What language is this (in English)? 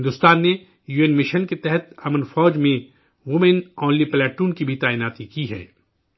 Urdu